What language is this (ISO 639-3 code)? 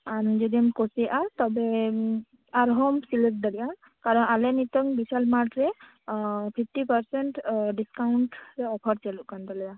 sat